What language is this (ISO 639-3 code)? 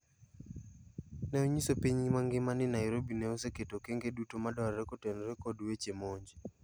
luo